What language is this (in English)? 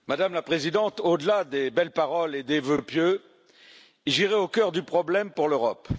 French